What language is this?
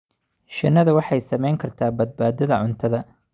Somali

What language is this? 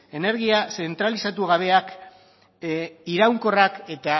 Basque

